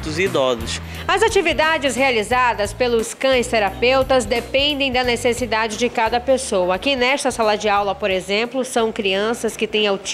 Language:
Portuguese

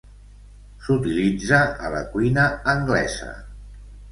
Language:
Catalan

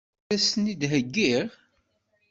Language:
Kabyle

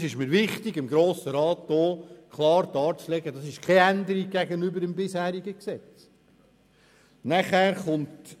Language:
Swiss German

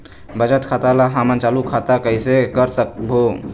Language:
Chhattisgarhi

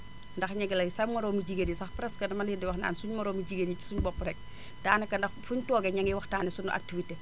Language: Wolof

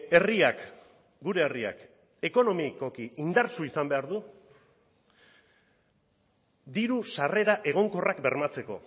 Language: Basque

